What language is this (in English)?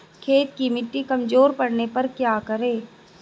Hindi